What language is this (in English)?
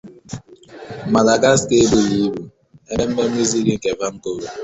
Igbo